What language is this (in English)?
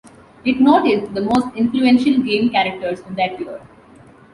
English